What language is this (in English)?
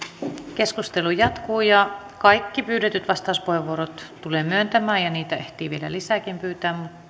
Finnish